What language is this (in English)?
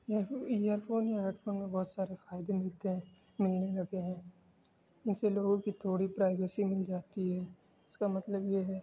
Urdu